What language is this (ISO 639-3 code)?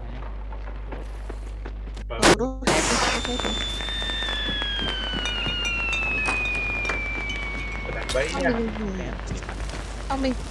vie